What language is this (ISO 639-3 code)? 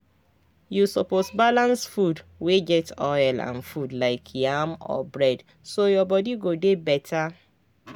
pcm